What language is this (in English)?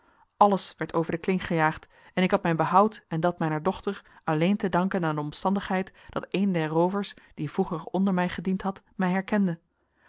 Dutch